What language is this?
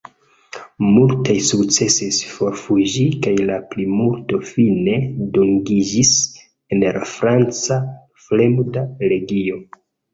Esperanto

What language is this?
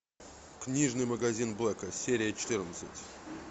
Russian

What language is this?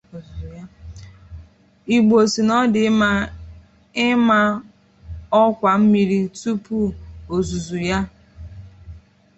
Igbo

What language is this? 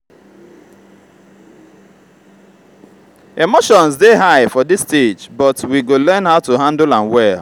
Nigerian Pidgin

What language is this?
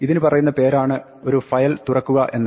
Malayalam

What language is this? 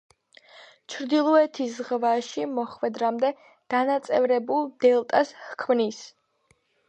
Georgian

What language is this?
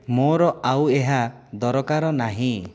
Odia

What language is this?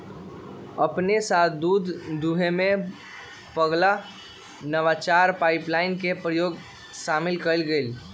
Magahi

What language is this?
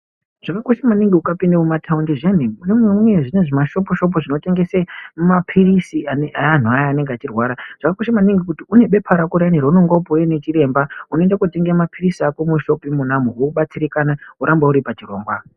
Ndau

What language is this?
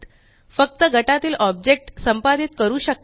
Marathi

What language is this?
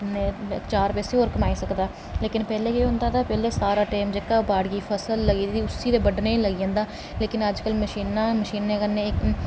Dogri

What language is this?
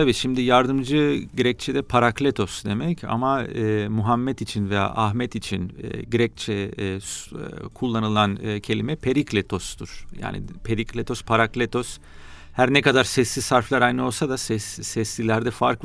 Turkish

